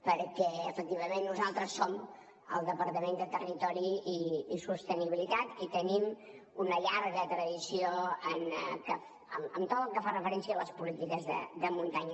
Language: Catalan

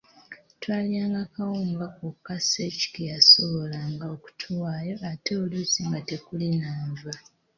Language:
Ganda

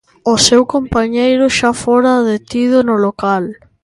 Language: Galician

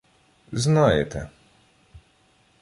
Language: Ukrainian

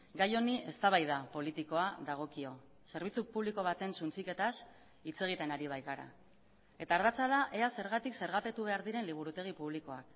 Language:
Basque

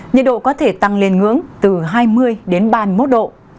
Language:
Vietnamese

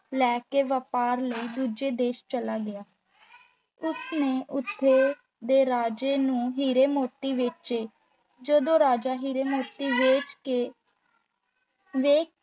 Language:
Punjabi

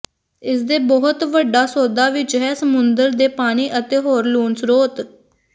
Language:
Punjabi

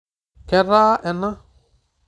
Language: Masai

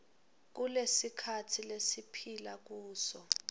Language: Swati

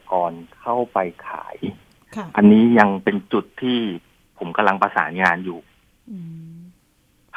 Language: Thai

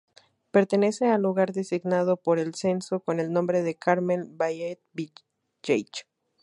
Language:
Spanish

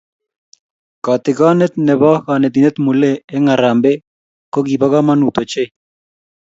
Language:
Kalenjin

